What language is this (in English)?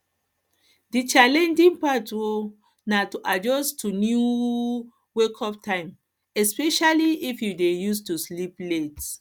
Nigerian Pidgin